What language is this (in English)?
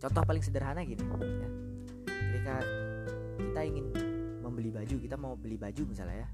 Indonesian